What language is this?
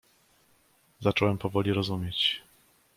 Polish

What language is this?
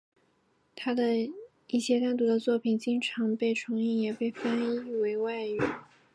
Chinese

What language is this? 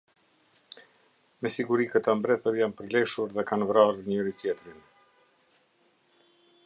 Albanian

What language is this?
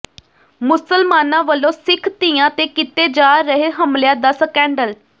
Punjabi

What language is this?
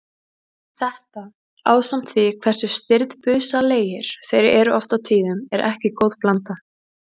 Icelandic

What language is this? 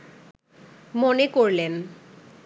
Bangla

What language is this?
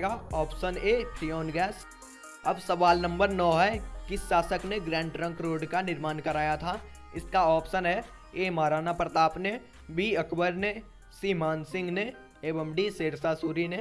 Hindi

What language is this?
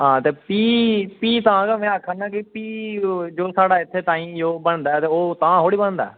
Dogri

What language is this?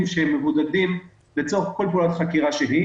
Hebrew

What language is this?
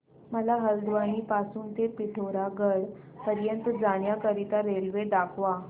Marathi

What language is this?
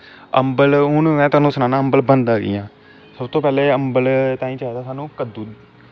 Dogri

